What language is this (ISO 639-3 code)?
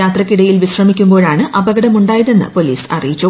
mal